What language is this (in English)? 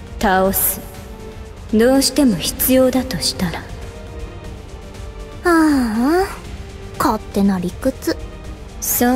Japanese